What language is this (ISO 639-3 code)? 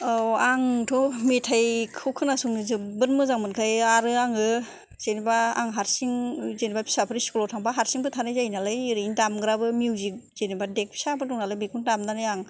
brx